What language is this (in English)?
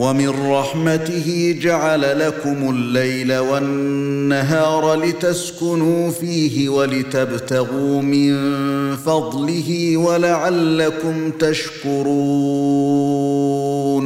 Arabic